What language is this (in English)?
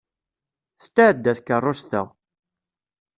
Kabyle